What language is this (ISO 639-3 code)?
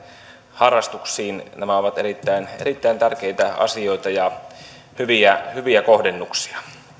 fin